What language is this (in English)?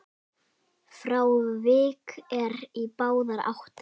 Icelandic